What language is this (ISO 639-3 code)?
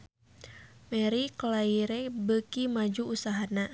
sun